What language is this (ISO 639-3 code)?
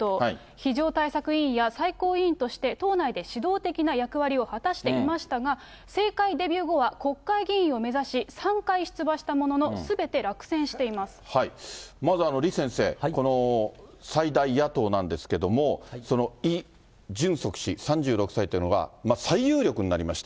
jpn